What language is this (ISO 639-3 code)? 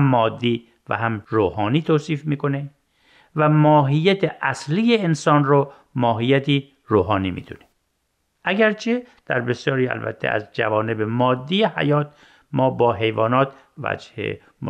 fas